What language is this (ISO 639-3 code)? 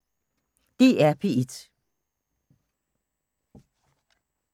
dan